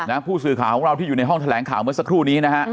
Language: Thai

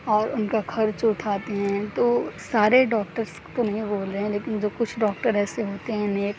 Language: Urdu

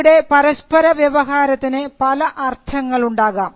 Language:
Malayalam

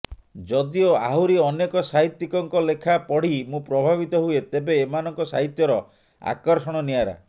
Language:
Odia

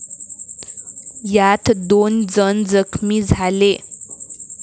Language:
Marathi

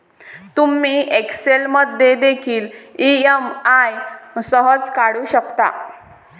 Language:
Marathi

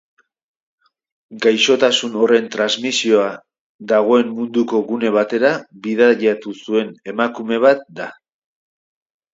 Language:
Basque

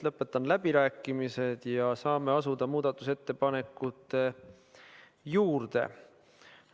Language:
Estonian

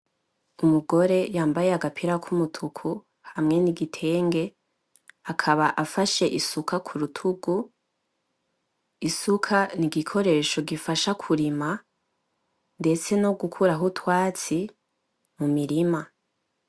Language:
Rundi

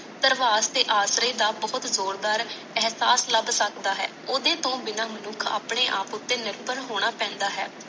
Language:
Punjabi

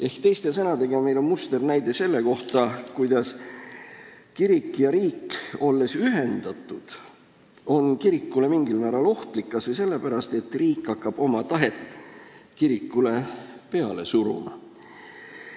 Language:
Estonian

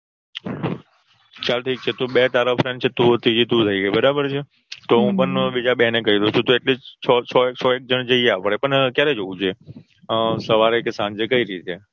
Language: Gujarati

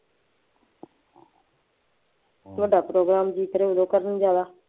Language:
Punjabi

